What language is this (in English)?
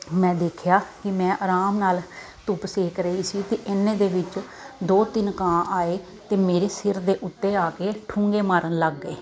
Punjabi